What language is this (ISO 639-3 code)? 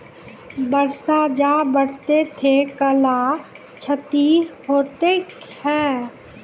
mai